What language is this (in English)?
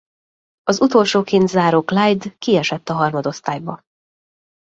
Hungarian